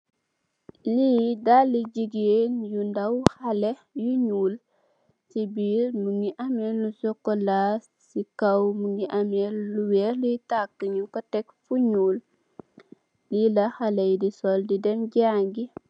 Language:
Wolof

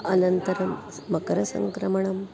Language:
Sanskrit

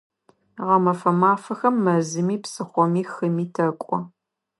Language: Adyghe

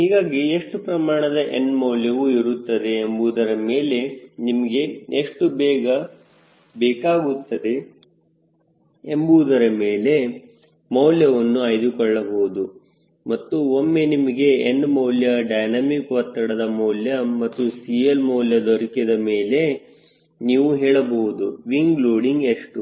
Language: Kannada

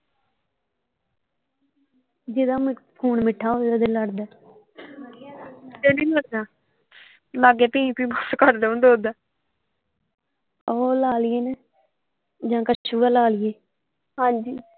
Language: Punjabi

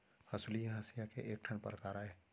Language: Chhattisgarhi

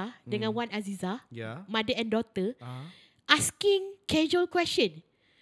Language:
Malay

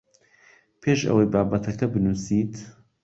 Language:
Central Kurdish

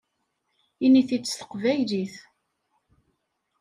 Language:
Kabyle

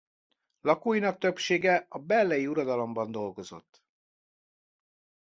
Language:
Hungarian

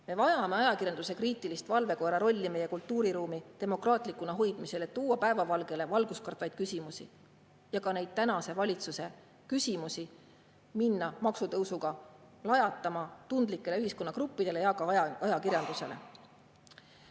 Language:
Estonian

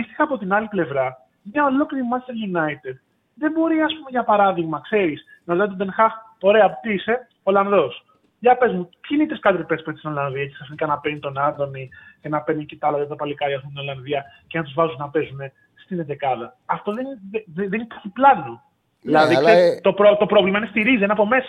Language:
Greek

